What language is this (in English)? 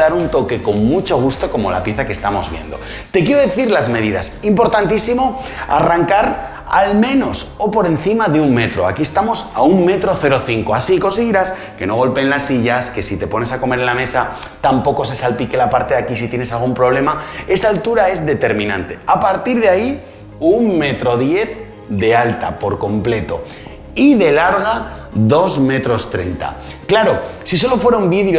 Spanish